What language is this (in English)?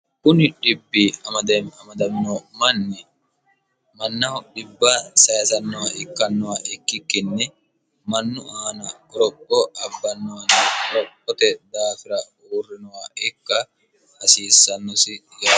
Sidamo